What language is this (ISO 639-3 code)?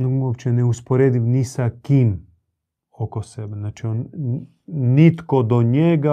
hrv